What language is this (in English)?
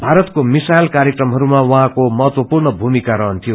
Nepali